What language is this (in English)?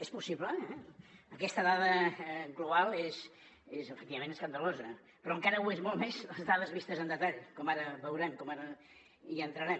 Catalan